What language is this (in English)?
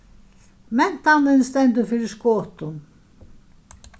Faroese